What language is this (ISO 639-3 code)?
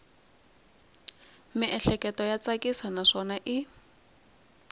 tso